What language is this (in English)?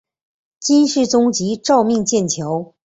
Chinese